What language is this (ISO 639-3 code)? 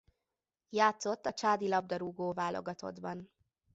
hun